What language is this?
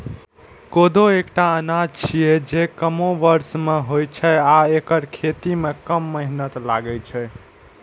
Maithili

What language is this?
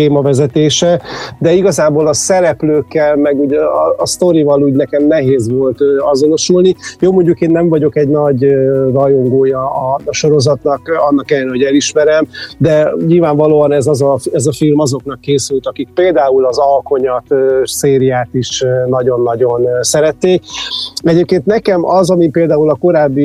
Hungarian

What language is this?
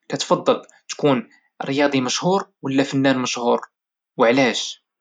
Moroccan Arabic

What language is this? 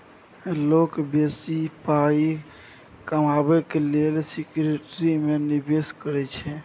Maithili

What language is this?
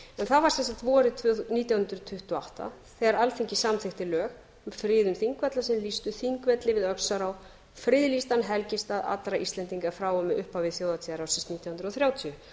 Icelandic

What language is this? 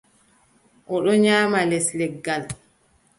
Adamawa Fulfulde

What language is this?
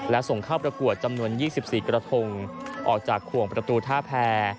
Thai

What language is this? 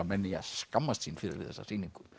Icelandic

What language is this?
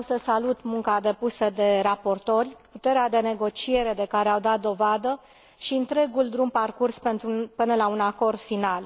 Romanian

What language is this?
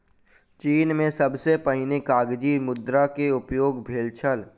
Maithili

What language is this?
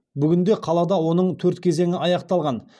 Kazakh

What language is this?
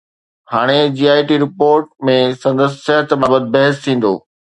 Sindhi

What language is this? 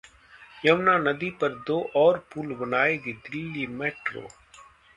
Hindi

